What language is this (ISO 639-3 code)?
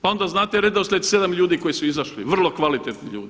hrv